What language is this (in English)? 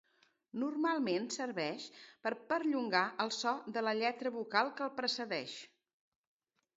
Catalan